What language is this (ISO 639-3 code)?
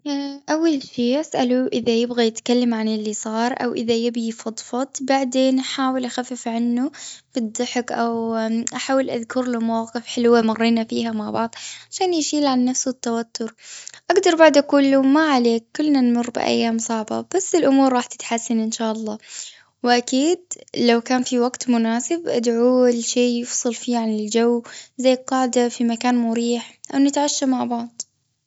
afb